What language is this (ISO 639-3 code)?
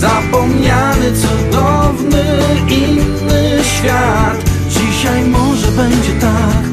pol